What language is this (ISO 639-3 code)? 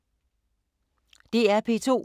dan